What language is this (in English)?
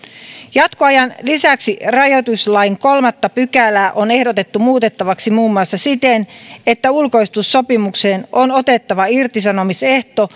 Finnish